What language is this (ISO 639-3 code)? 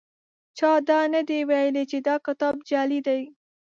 pus